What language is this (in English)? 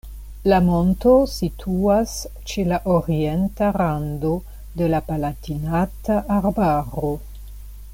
Esperanto